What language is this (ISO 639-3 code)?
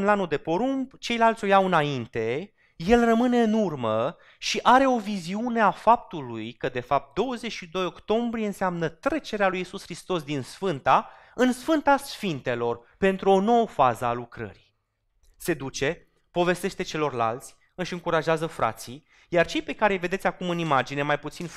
ron